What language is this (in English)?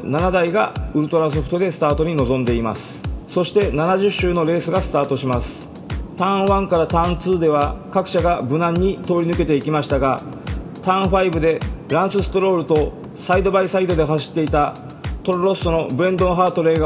Japanese